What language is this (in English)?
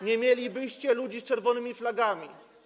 Polish